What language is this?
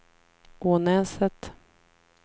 Swedish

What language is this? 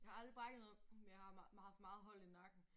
Danish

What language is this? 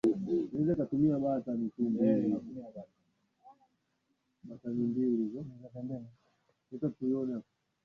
Swahili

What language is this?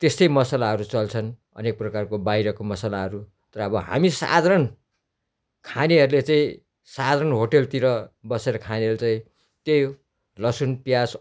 Nepali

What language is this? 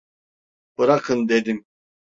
Turkish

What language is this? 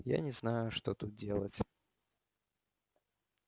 Russian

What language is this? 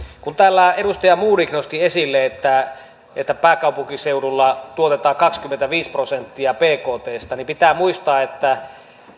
Finnish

